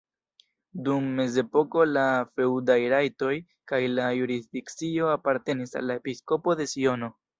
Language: Esperanto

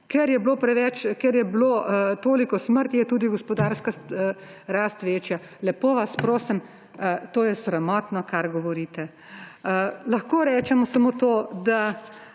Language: Slovenian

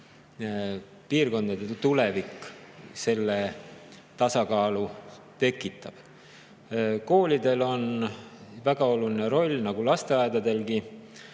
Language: Estonian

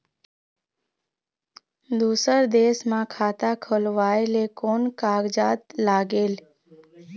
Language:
Chhattisgarhi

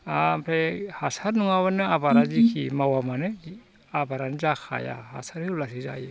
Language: Bodo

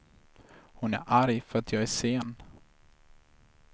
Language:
Swedish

